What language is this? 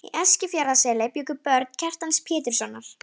Icelandic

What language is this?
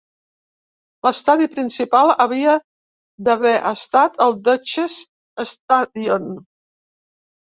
Catalan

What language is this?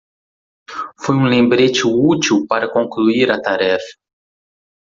Portuguese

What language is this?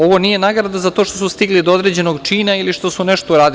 Serbian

